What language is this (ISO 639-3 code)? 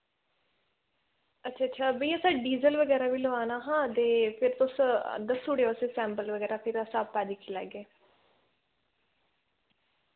doi